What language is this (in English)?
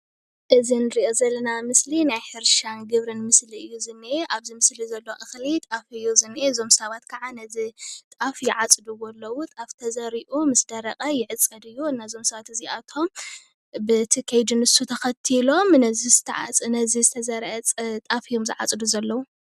Tigrinya